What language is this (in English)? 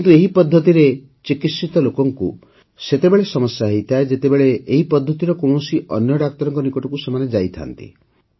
Odia